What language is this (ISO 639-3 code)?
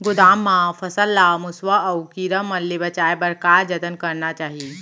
hne